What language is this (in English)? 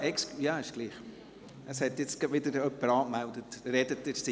Swiss German